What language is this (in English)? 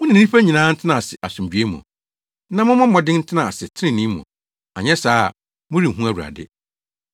Akan